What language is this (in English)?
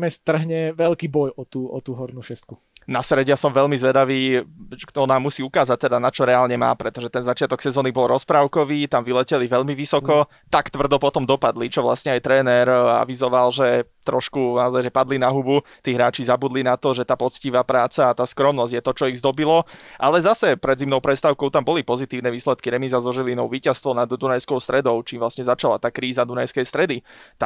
Slovak